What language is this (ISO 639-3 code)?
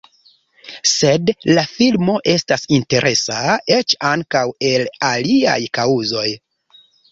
epo